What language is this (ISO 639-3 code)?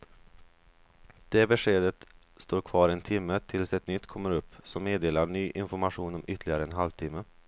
swe